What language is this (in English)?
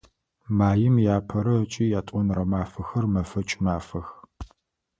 Adyghe